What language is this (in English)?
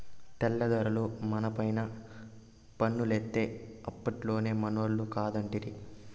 Telugu